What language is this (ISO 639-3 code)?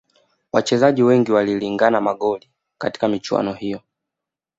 swa